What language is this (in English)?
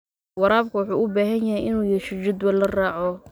Somali